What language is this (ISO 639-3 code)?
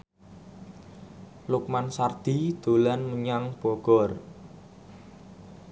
jav